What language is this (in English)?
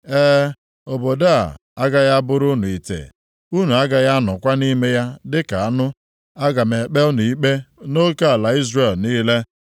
Igbo